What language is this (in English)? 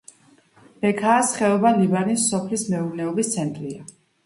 Georgian